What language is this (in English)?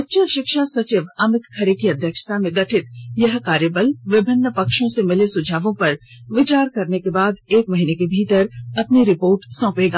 Hindi